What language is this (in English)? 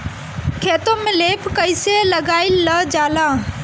Bhojpuri